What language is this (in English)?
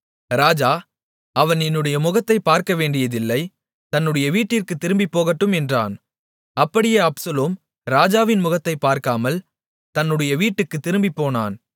Tamil